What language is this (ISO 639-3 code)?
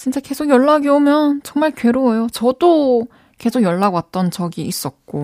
kor